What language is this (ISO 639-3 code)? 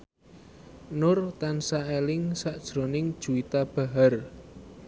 jav